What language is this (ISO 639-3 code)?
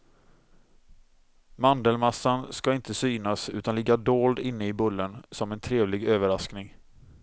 swe